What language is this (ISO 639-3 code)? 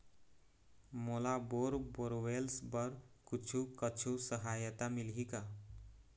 hne